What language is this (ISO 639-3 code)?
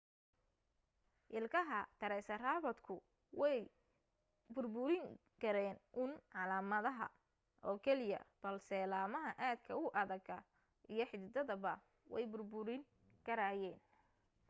som